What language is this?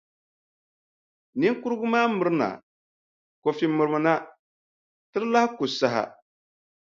Dagbani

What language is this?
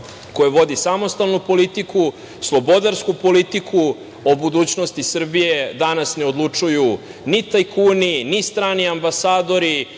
Serbian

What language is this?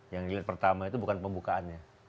Indonesian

